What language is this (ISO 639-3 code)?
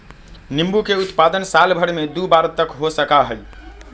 mag